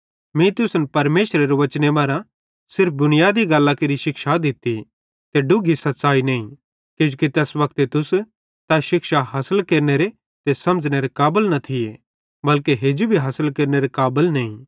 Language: Bhadrawahi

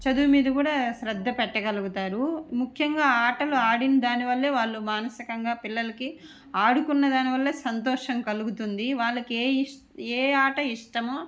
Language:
Telugu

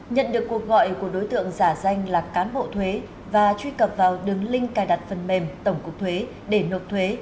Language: Vietnamese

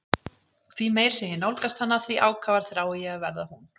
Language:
Icelandic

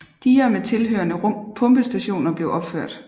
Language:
Danish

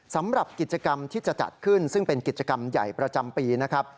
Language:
Thai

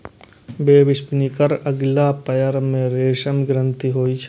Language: Maithili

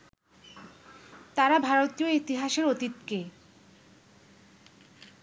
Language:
Bangla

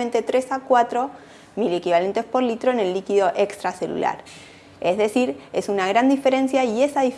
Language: Spanish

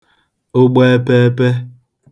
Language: Igbo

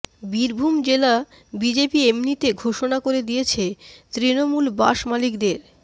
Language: Bangla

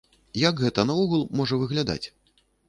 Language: Belarusian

